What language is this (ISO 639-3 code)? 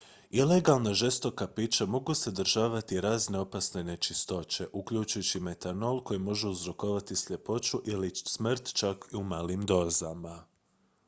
hrv